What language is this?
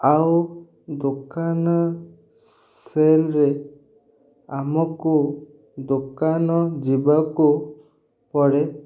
Odia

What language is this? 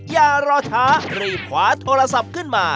Thai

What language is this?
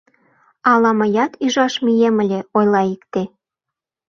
Mari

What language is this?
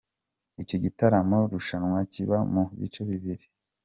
Kinyarwanda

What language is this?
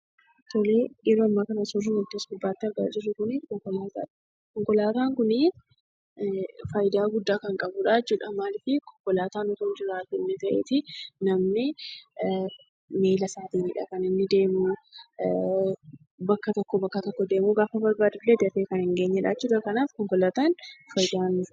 Oromo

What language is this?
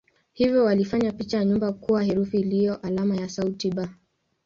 Swahili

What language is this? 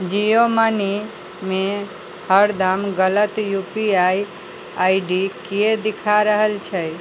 Maithili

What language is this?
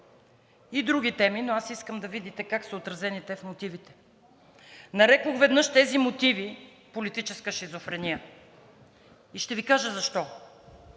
Bulgarian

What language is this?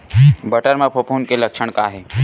Chhattisgarhi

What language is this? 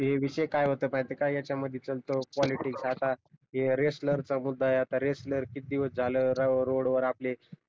Marathi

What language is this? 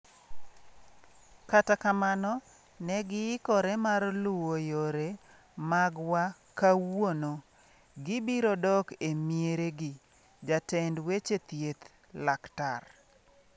Luo (Kenya and Tanzania)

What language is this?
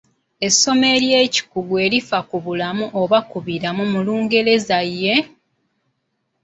Ganda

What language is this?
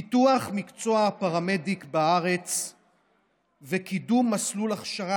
Hebrew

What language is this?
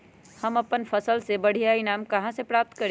Magahi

